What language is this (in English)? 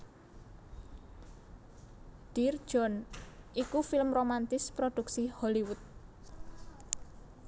Javanese